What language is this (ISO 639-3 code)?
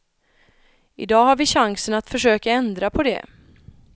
swe